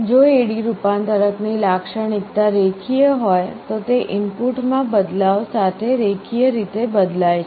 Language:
Gujarati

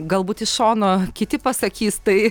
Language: Lithuanian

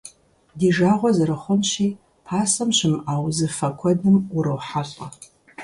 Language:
Kabardian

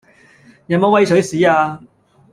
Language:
Cantonese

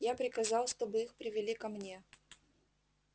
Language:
Russian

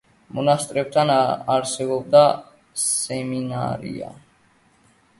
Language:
Georgian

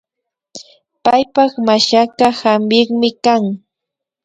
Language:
Imbabura Highland Quichua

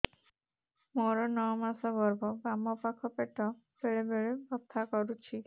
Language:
Odia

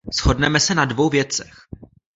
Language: Czech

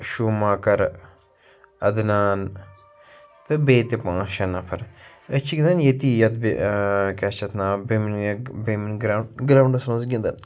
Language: Kashmiri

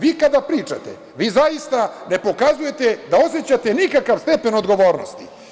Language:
Serbian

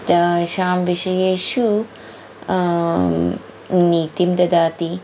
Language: Sanskrit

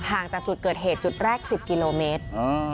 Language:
Thai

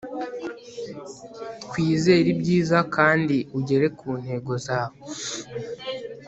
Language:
Kinyarwanda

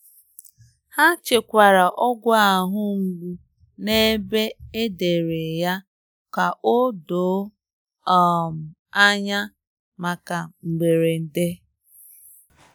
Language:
Igbo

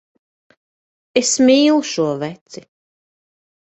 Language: Latvian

